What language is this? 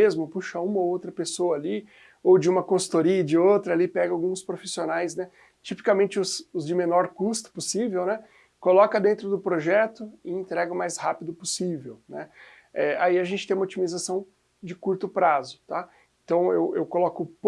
Portuguese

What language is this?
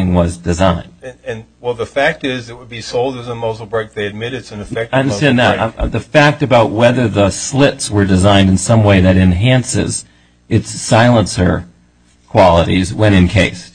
English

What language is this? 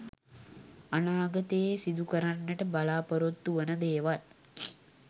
Sinhala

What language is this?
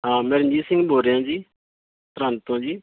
Punjabi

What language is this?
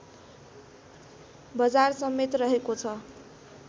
Nepali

